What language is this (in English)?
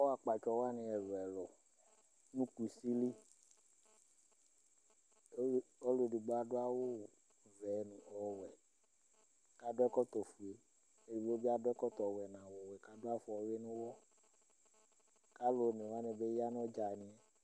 Ikposo